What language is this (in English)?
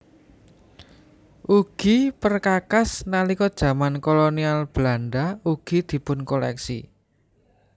Javanese